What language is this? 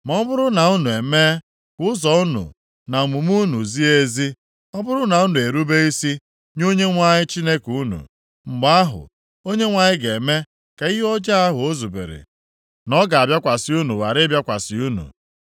Igbo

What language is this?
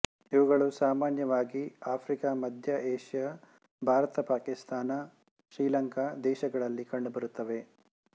Kannada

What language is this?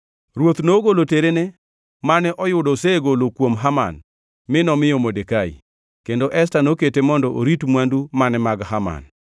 Luo (Kenya and Tanzania)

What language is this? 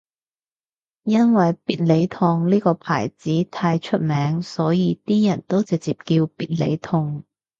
Cantonese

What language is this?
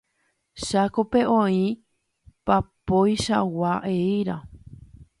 Guarani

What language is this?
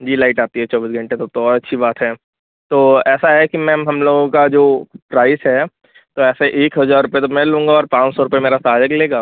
Hindi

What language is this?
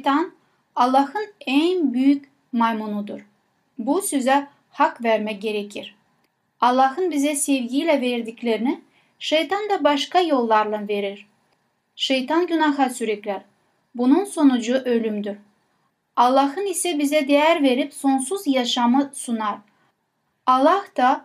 Turkish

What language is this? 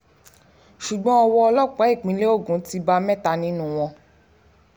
Yoruba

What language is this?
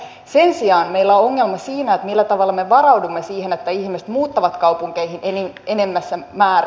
Finnish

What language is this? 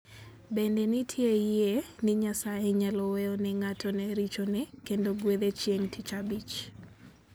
Luo (Kenya and Tanzania)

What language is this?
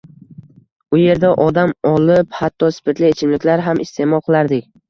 Uzbek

